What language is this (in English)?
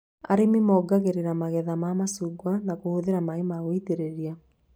Kikuyu